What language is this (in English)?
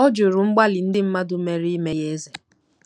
Igbo